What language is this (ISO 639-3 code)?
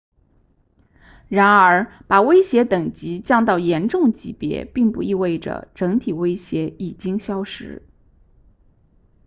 zho